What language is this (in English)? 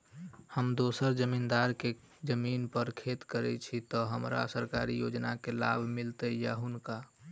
Maithili